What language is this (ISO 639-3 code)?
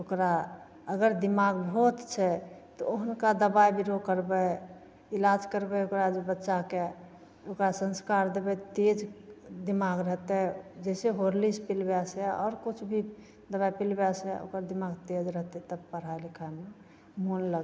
mai